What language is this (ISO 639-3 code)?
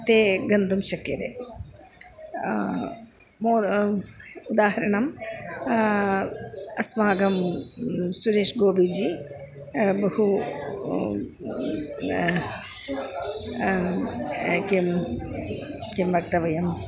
san